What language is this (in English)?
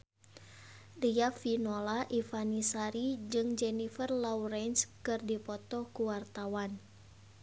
Sundanese